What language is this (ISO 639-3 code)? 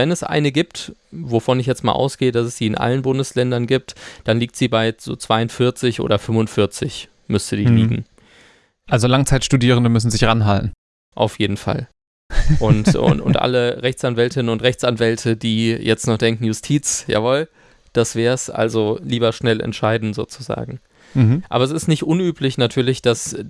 deu